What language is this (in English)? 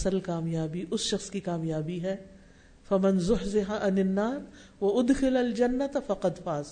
Urdu